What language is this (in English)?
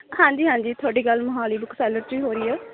Punjabi